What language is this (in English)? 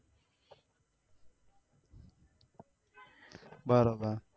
Gujarati